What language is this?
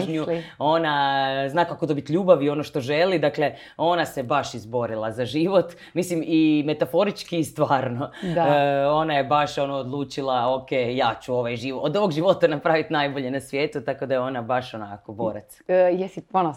Croatian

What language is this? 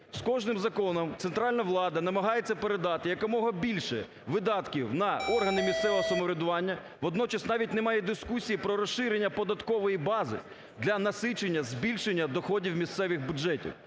Ukrainian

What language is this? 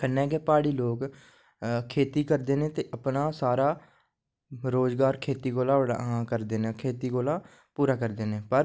Dogri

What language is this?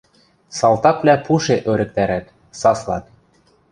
Western Mari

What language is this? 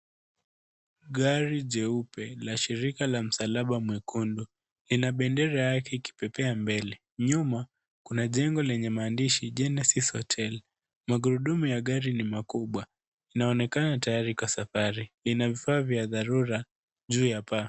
Swahili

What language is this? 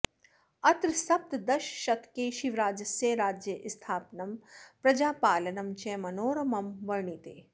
Sanskrit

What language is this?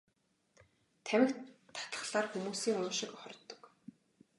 Mongolian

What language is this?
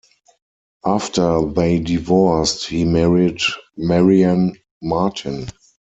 English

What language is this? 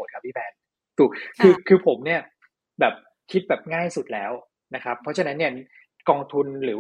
Thai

